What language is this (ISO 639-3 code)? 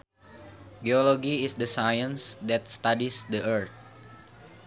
sun